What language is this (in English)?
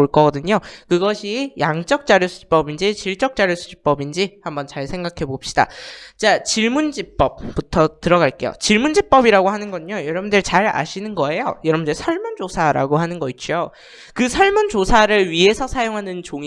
Korean